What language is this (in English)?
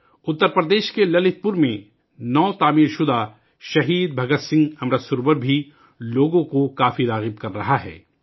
Urdu